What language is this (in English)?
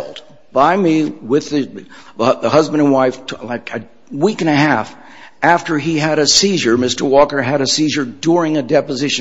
English